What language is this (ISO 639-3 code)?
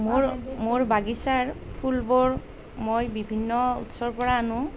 asm